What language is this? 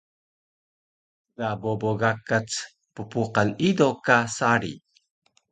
Taroko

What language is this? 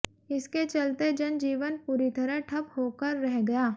Hindi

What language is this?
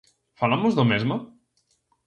Galician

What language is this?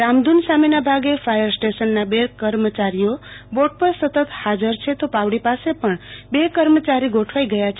Gujarati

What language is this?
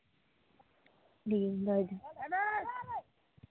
Santali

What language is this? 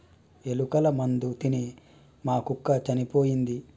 Telugu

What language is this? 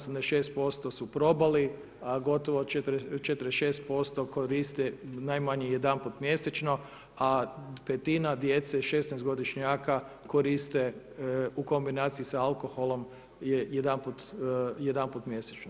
Croatian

